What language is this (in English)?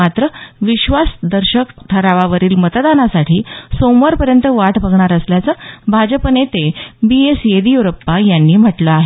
Marathi